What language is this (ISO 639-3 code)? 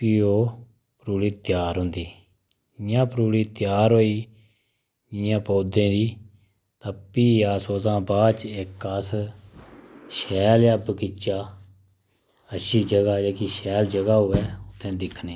doi